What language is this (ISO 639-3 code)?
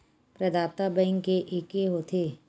hne